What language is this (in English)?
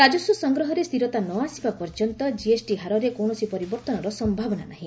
Odia